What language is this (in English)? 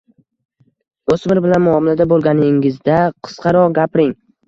Uzbek